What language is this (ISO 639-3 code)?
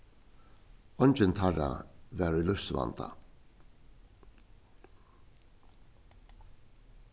fao